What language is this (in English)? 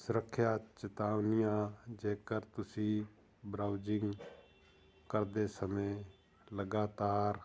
Punjabi